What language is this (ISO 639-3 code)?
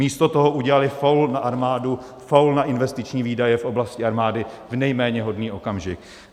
ces